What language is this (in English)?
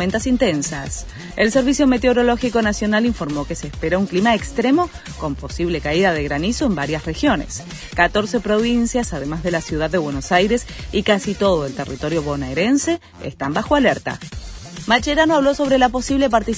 Spanish